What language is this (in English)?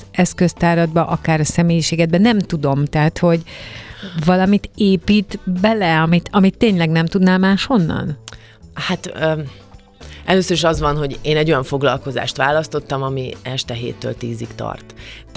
Hungarian